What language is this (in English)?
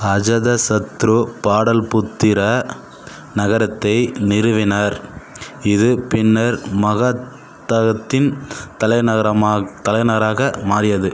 Tamil